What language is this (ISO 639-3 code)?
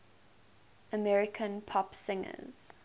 eng